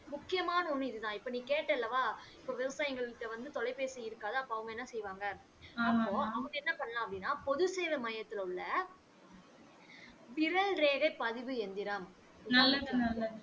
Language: Tamil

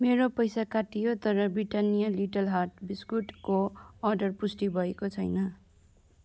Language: Nepali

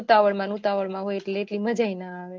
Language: Gujarati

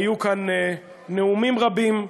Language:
Hebrew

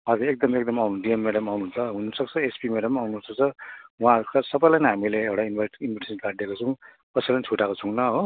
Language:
Nepali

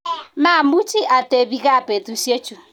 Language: Kalenjin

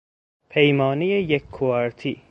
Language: Persian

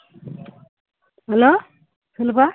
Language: Tamil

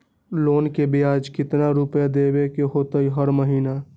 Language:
Magahi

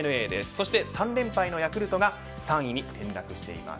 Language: Japanese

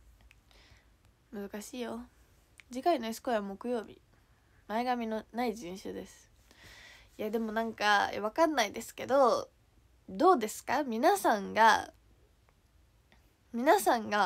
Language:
Japanese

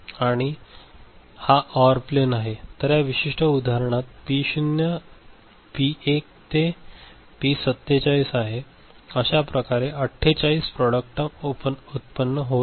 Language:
Marathi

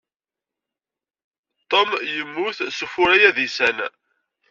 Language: Kabyle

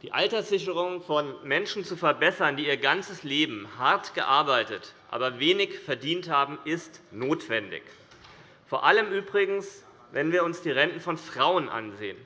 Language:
German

